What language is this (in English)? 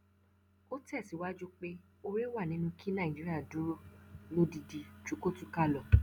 Yoruba